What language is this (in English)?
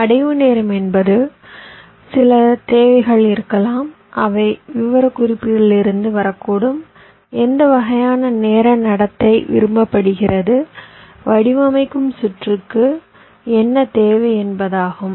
Tamil